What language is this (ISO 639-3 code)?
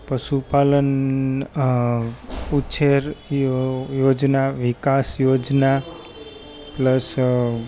guj